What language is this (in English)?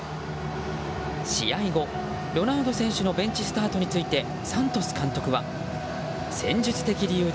Japanese